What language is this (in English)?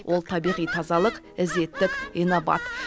Kazakh